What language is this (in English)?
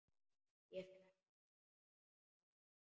Icelandic